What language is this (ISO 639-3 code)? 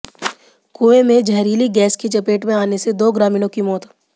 hin